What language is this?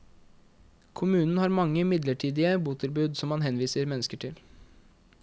Norwegian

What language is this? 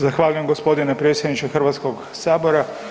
Croatian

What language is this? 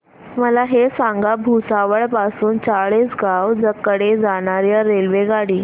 Marathi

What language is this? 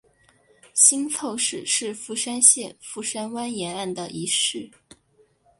Chinese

